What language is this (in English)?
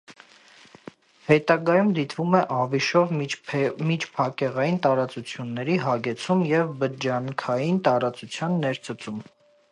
Armenian